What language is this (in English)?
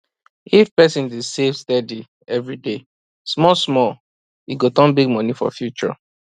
Nigerian Pidgin